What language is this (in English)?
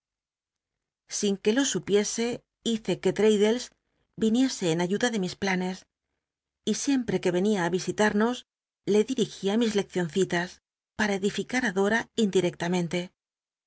Spanish